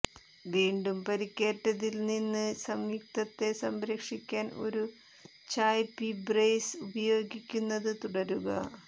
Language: Malayalam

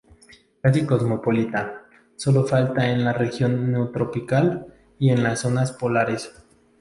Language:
Spanish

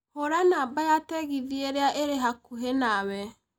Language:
Kikuyu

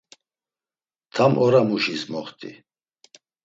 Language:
Laz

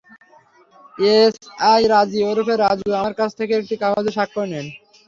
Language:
Bangla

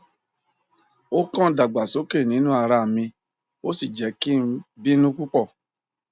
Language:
Yoruba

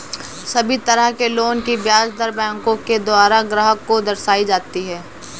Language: Hindi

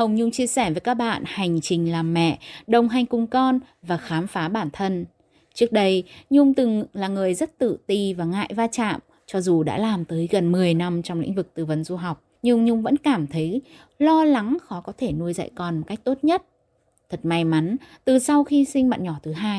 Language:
Vietnamese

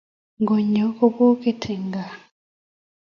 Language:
Kalenjin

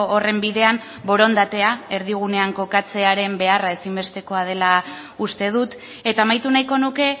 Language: Basque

